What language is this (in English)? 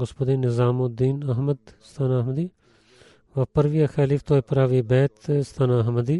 Bulgarian